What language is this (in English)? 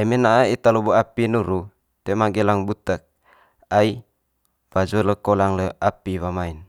Manggarai